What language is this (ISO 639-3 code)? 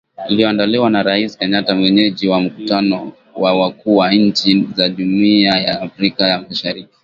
swa